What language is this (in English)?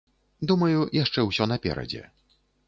Belarusian